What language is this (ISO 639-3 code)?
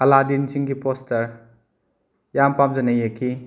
mni